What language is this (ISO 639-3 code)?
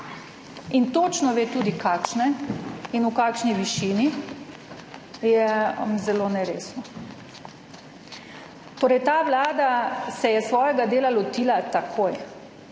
slv